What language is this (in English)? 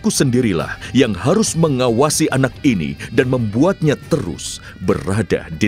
Indonesian